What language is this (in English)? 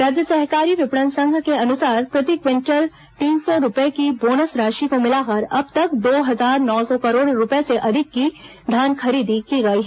Hindi